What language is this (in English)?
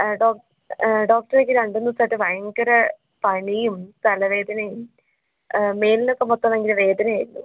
Malayalam